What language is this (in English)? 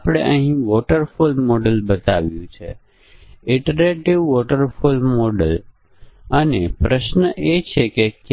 Gujarati